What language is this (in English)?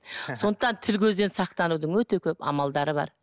Kazakh